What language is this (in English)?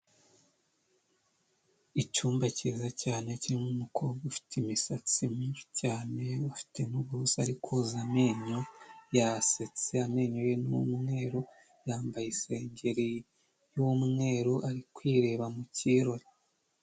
Kinyarwanda